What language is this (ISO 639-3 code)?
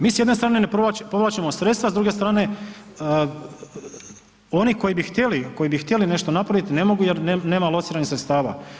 hrv